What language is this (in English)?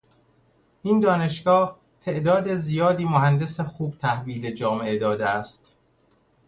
Persian